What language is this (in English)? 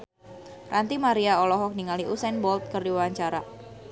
Sundanese